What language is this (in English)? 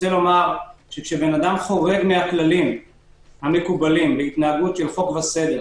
Hebrew